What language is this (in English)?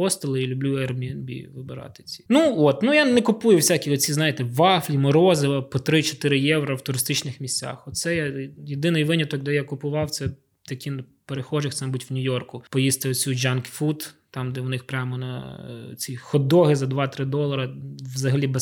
Ukrainian